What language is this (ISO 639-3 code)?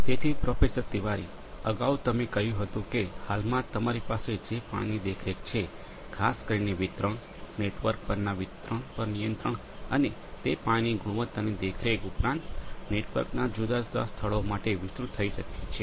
guj